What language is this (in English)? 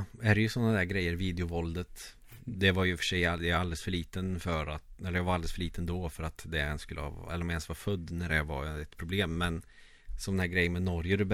Swedish